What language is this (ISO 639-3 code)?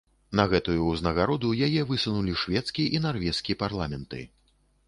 bel